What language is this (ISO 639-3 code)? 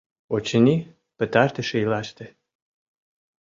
chm